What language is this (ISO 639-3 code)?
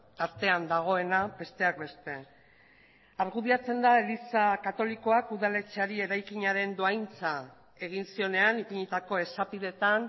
eus